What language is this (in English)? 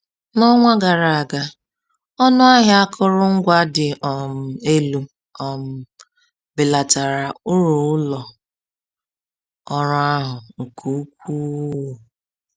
Igbo